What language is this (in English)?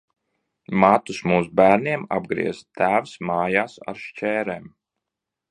Latvian